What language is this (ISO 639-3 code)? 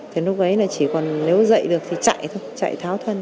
vie